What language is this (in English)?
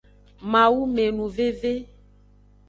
Aja (Benin)